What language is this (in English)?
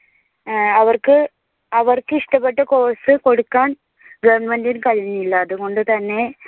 Malayalam